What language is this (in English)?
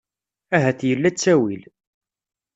Kabyle